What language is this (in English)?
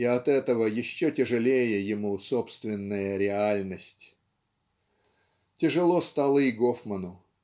Russian